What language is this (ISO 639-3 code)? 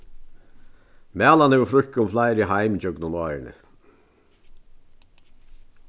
fao